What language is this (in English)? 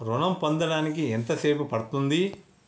Telugu